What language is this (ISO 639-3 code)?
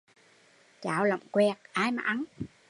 vie